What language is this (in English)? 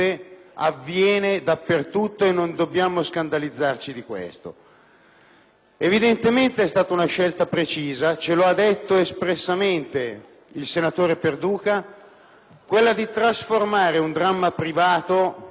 Italian